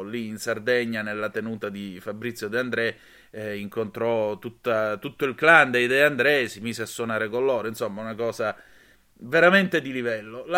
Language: Italian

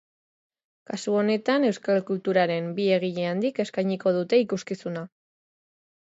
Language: Basque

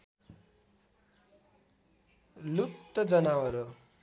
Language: Nepali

